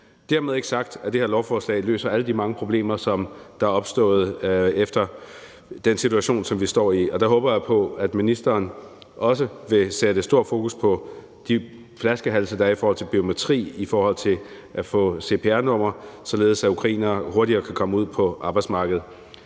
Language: Danish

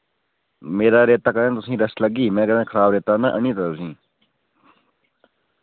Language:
Dogri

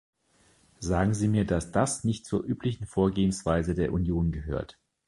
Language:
German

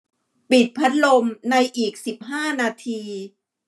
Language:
Thai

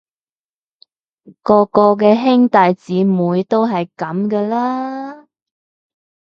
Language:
Cantonese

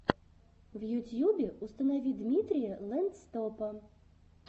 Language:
Russian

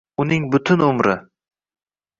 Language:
Uzbek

